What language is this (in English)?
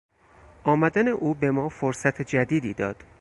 Persian